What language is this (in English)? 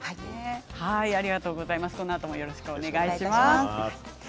Japanese